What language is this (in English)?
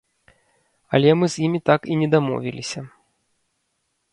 Belarusian